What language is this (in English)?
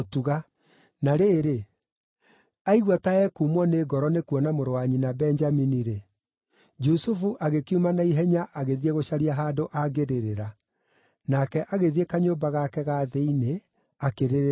Kikuyu